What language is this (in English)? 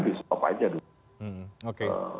Indonesian